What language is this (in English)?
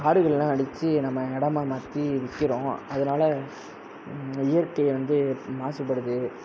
Tamil